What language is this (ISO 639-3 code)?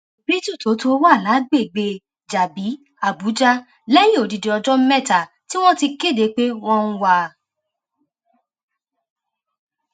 yor